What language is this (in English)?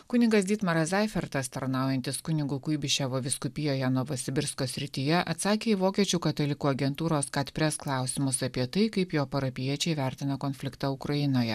Lithuanian